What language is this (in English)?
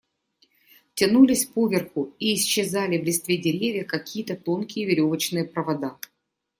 Russian